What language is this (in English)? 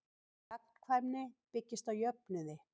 Icelandic